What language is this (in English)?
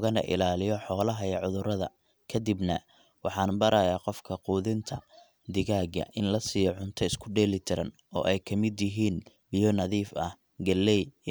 Somali